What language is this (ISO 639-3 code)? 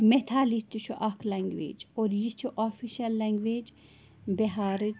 kas